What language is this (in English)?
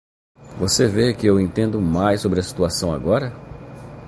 Portuguese